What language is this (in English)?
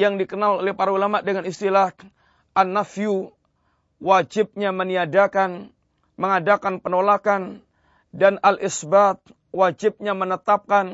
Malay